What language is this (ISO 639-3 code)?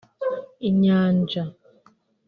kin